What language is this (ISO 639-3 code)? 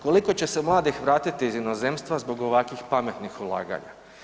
hrv